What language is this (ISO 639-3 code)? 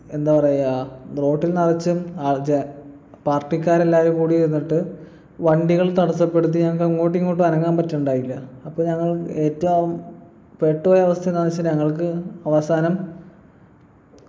mal